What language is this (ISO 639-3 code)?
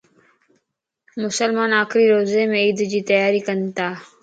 lss